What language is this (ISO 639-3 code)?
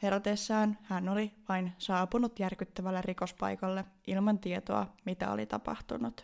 fin